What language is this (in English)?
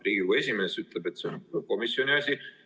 Estonian